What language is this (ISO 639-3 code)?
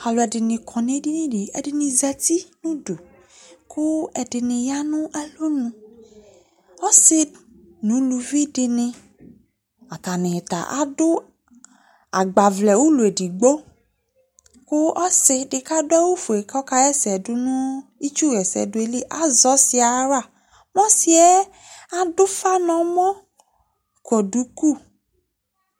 kpo